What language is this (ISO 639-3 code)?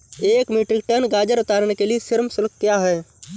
hin